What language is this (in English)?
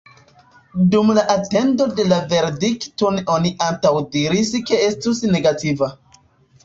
Esperanto